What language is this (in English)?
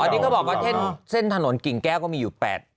Thai